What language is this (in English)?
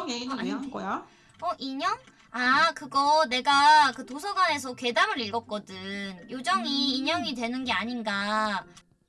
Korean